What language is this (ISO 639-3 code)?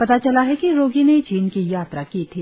hin